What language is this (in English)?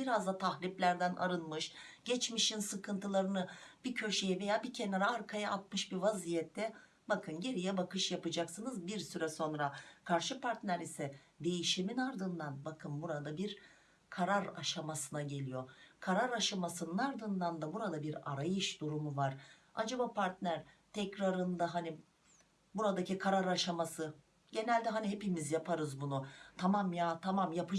Turkish